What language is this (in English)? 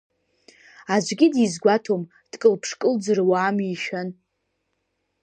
Abkhazian